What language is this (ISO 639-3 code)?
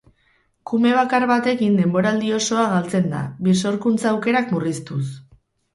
eus